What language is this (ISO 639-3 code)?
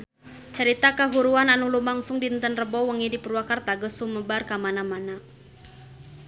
sun